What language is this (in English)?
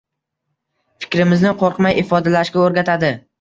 Uzbek